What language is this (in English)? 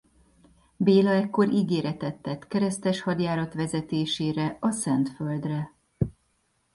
Hungarian